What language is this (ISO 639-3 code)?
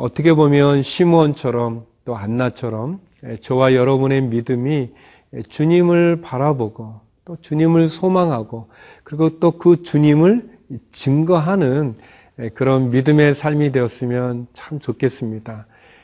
kor